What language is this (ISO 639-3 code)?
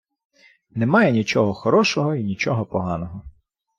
ukr